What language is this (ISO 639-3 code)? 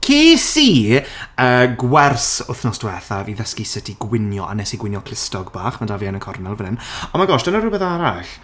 cym